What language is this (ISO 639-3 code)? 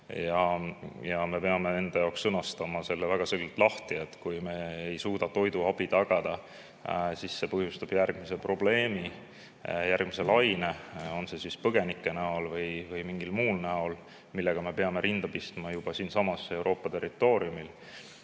est